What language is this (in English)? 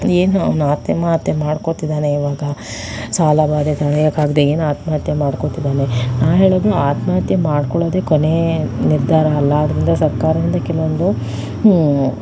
Kannada